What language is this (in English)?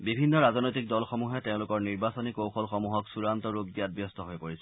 Assamese